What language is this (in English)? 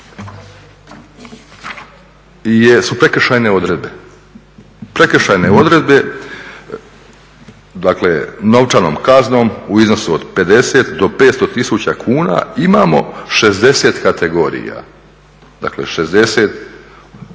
Croatian